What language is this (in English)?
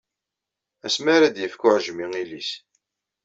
Kabyle